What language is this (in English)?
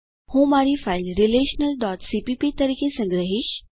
Gujarati